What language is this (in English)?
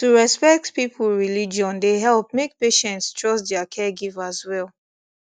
Nigerian Pidgin